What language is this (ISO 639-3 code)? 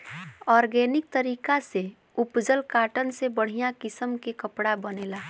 bho